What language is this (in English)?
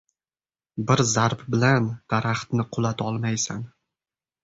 Uzbek